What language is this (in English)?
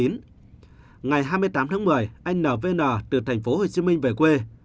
Vietnamese